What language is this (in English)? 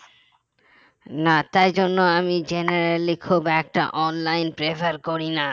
Bangla